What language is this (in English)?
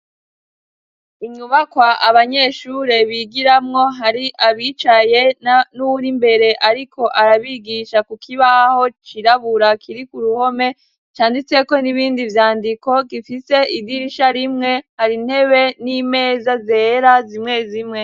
Rundi